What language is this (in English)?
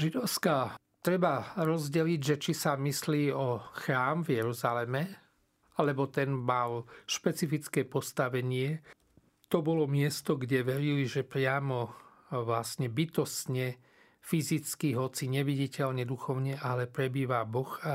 Slovak